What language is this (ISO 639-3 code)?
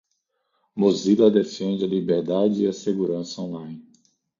por